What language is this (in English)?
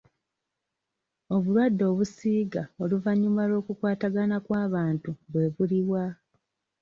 Ganda